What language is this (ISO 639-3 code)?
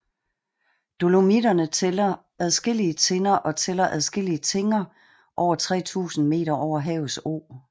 dan